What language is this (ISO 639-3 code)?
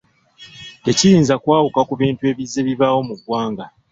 lug